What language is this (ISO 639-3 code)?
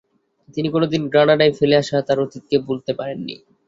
ben